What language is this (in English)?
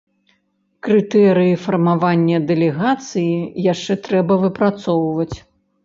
Belarusian